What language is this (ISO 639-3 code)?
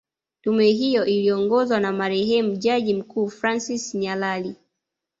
swa